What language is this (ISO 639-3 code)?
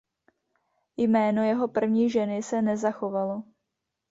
ces